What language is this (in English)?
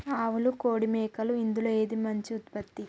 Telugu